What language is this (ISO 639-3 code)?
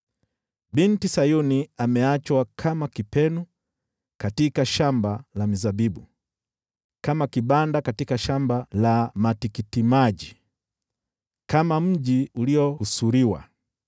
swa